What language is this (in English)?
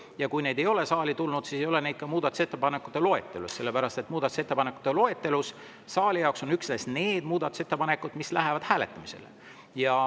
Estonian